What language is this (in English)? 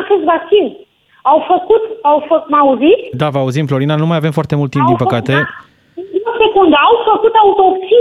Romanian